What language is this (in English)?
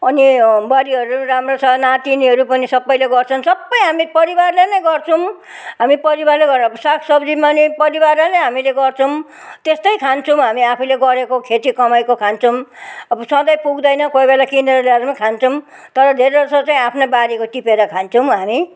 Nepali